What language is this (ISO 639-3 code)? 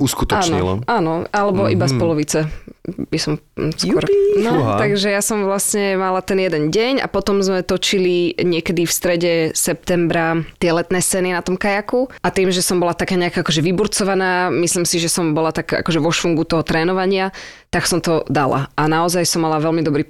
slk